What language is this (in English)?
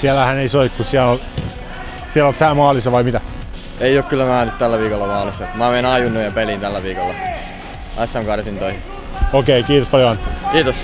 Finnish